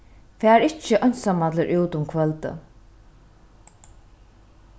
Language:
Faroese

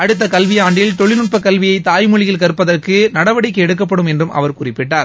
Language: Tamil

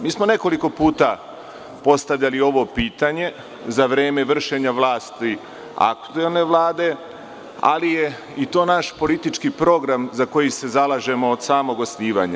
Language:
Serbian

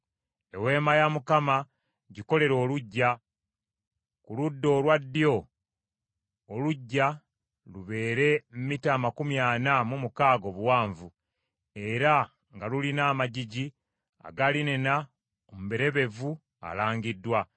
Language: Ganda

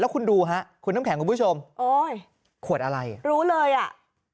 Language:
Thai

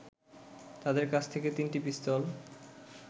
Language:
Bangla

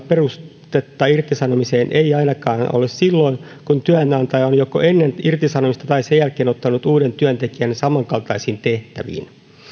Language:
Finnish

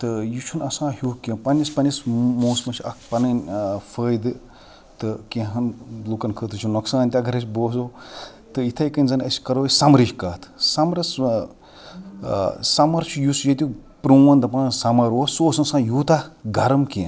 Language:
Kashmiri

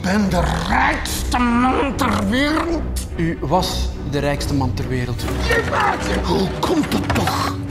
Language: Dutch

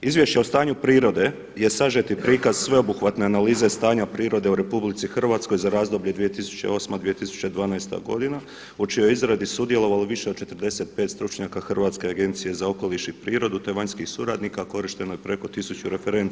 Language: Croatian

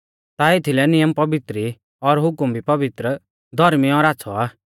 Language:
Mahasu Pahari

